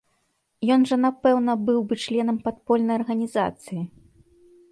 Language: Belarusian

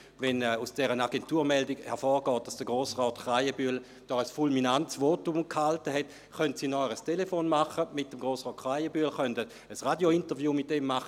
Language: Swiss German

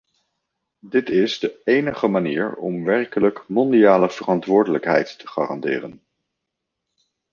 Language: Dutch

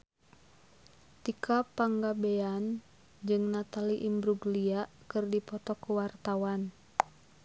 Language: Sundanese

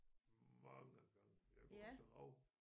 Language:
Danish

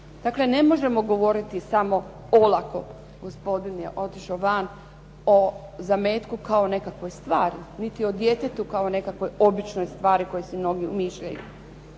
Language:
Croatian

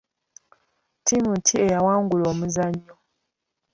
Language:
Ganda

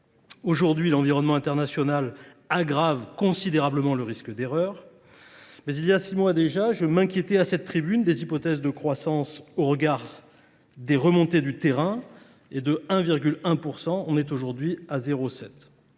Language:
French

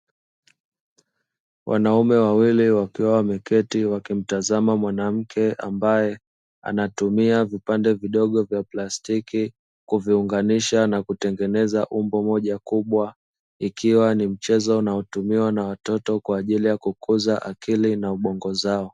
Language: Swahili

